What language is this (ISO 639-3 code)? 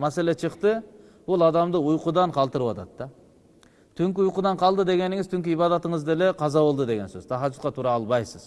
tur